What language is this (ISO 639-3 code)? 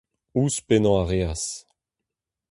bre